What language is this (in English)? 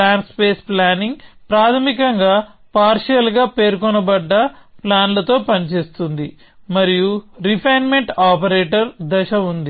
Telugu